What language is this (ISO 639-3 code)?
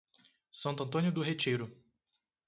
por